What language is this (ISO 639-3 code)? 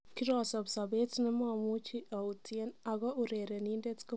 kln